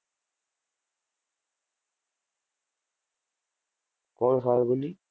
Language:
Gujarati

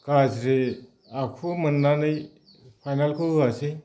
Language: Bodo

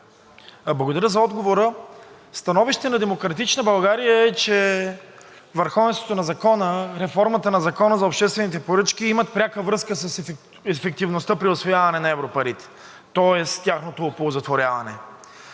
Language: Bulgarian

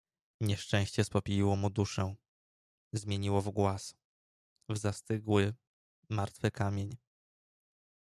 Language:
Polish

